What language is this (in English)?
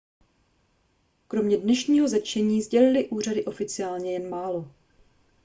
Czech